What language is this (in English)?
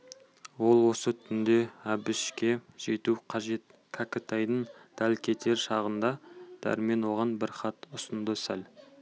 Kazakh